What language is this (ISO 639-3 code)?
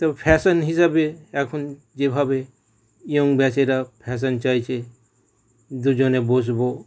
ben